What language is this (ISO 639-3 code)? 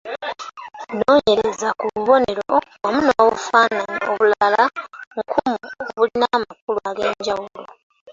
lug